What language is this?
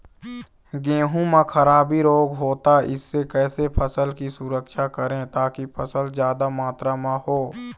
Chhattisgarhi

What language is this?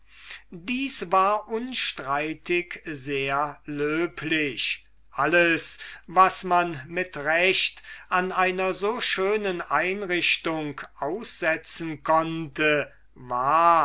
German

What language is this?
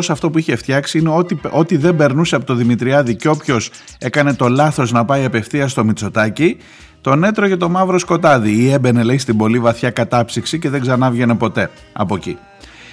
Greek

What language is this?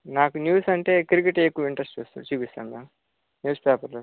Telugu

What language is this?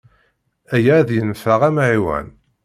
Kabyle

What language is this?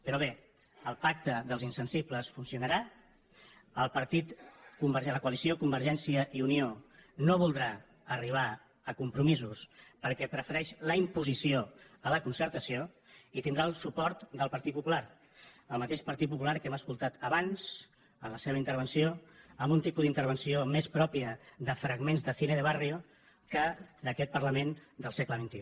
Catalan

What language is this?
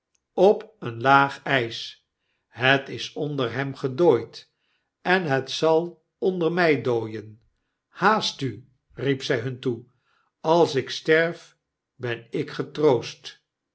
Dutch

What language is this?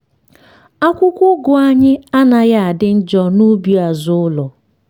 Igbo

